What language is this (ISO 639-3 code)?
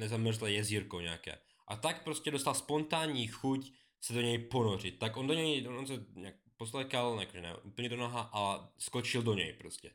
ces